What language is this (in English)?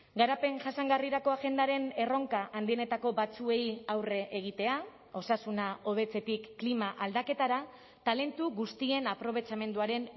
Basque